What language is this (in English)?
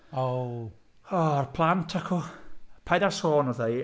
Welsh